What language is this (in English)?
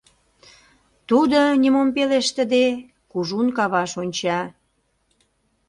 Mari